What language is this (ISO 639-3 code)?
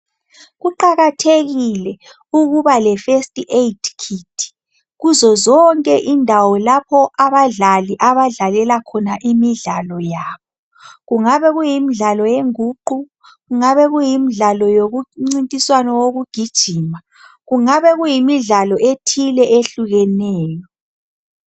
nde